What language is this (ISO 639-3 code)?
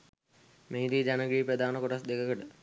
sin